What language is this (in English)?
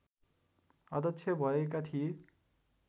Nepali